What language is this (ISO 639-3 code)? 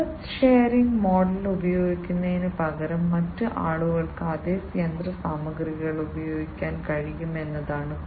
mal